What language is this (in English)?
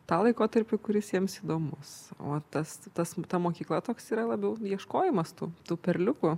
Lithuanian